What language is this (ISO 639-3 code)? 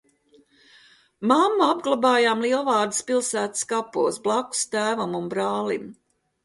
lav